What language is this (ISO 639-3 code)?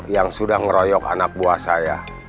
ind